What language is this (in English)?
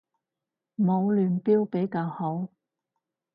Cantonese